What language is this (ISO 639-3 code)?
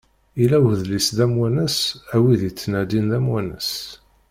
kab